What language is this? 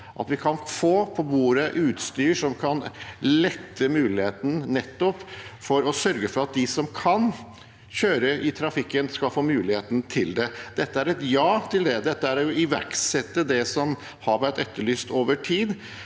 Norwegian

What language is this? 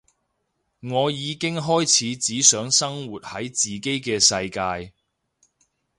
Cantonese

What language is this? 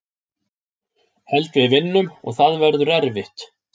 Icelandic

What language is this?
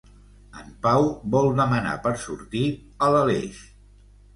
Catalan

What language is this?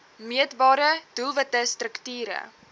Afrikaans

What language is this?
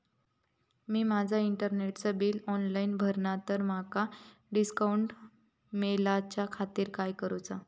Marathi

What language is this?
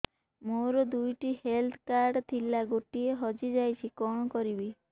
Odia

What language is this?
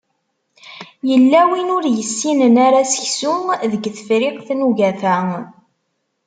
Kabyle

